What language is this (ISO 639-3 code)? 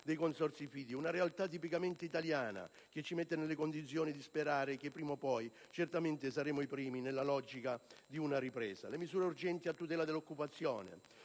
ita